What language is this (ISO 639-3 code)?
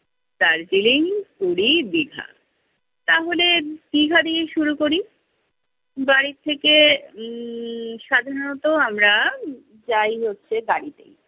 ben